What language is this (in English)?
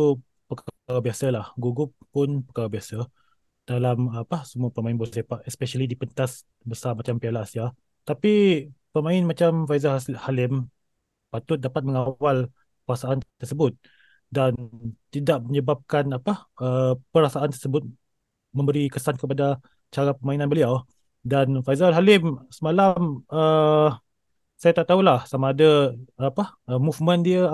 Malay